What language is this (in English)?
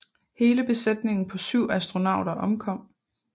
Danish